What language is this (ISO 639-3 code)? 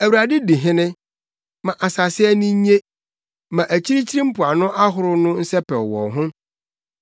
aka